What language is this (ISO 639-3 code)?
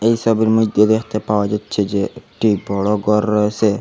ben